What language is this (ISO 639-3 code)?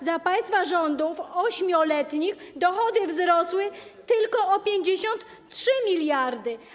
pol